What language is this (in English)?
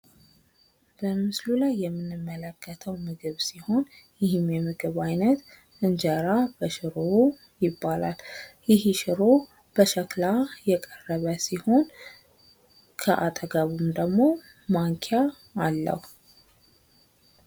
Amharic